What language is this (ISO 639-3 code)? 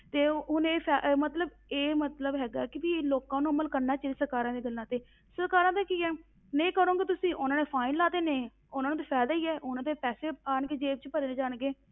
pan